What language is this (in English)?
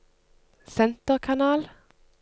Norwegian